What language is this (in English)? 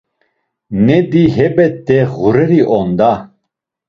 Laz